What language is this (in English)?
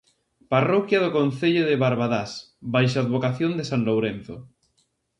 Galician